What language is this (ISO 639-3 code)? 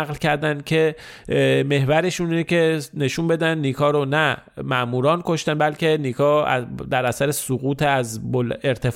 fas